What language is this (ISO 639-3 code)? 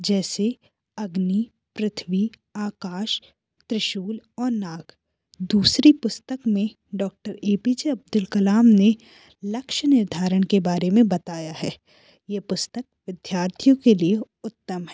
hin